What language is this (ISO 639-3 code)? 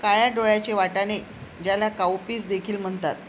mar